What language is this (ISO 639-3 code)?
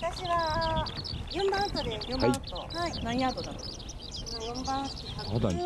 jpn